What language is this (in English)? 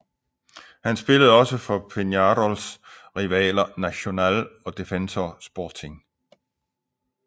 Danish